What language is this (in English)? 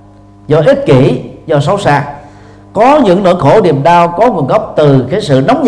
Vietnamese